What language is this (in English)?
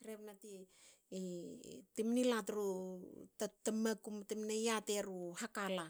Hakö